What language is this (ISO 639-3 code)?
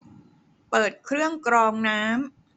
tha